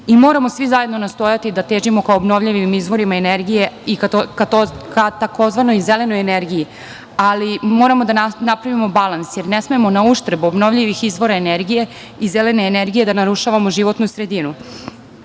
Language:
Serbian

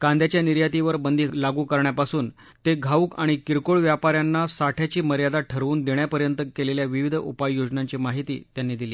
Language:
Marathi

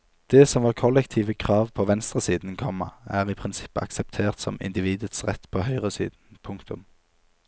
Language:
Norwegian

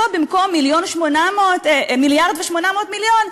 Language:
Hebrew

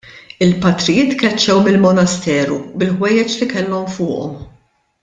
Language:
Maltese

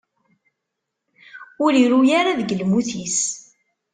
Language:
Kabyle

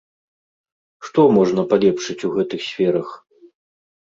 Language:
Belarusian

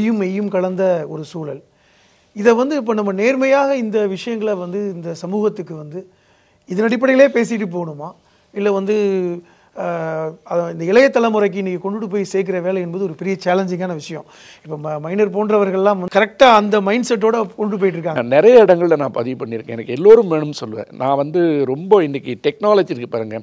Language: Korean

